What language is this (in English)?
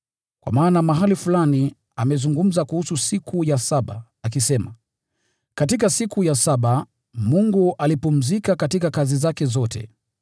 Swahili